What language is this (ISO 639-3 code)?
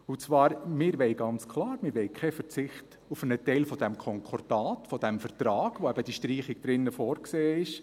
gsw